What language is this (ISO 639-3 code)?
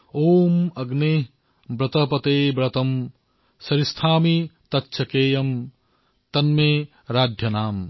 asm